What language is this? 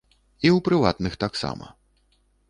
Belarusian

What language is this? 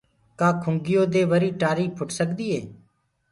Gurgula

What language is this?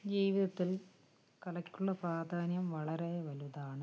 Malayalam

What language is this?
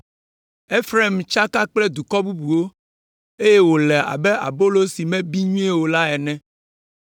Ewe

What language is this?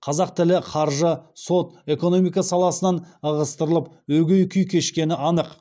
Kazakh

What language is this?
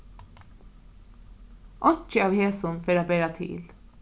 Faroese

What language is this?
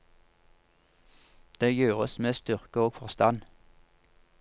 Norwegian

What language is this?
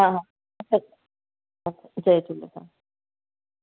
Sindhi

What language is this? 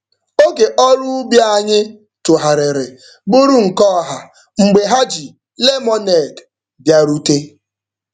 Igbo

